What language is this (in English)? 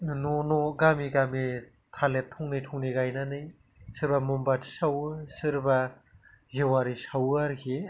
Bodo